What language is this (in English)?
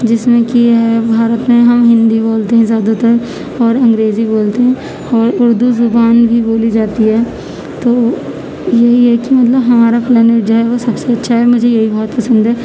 Urdu